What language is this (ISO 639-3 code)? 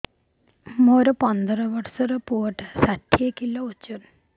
ori